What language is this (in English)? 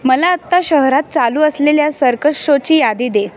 Marathi